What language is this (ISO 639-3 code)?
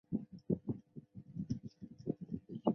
zho